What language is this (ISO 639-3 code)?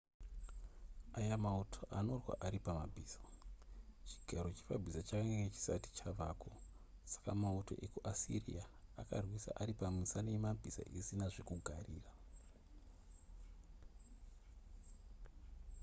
sna